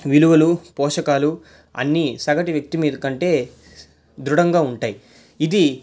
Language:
Telugu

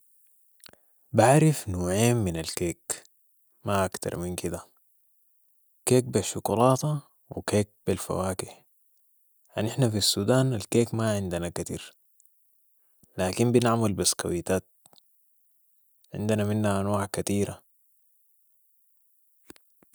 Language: Sudanese Arabic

